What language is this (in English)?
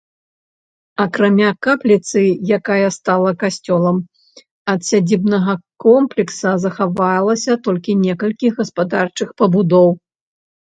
Belarusian